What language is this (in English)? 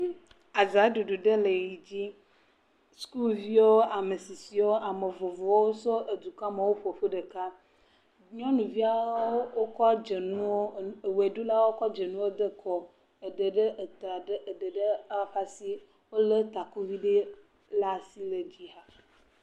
Ewe